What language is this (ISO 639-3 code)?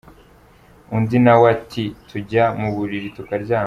kin